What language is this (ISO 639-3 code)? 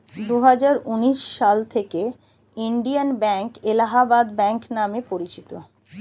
ben